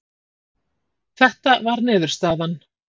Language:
Icelandic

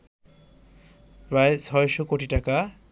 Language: Bangla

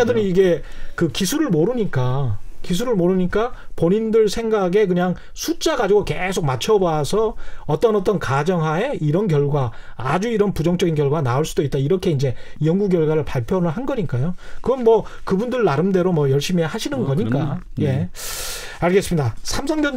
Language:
Korean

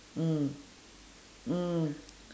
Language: English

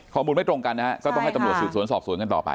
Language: Thai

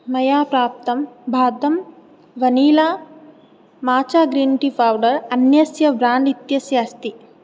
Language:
Sanskrit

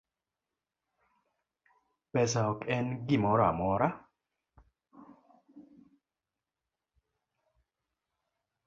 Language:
Luo (Kenya and Tanzania)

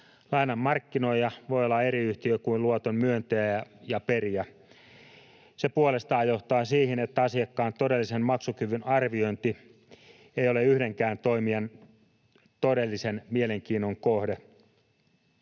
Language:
Finnish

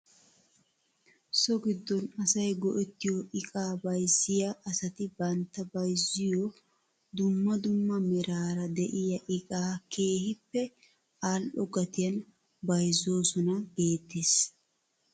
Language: Wolaytta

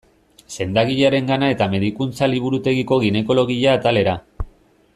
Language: Basque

